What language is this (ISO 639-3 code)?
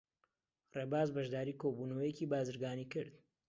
ckb